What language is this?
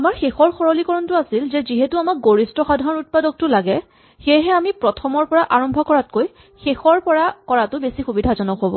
Assamese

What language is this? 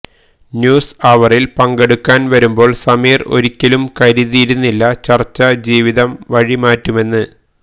Malayalam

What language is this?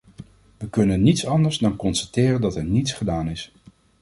Dutch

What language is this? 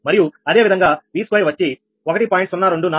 Telugu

